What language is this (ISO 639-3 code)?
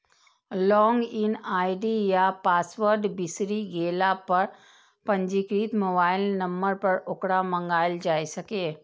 mai